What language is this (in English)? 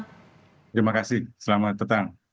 Indonesian